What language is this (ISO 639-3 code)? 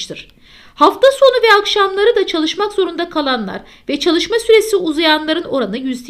tur